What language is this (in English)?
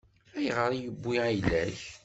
Kabyle